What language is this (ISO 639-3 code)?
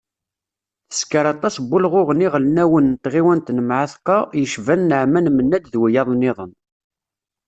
kab